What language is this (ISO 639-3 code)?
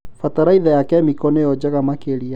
kik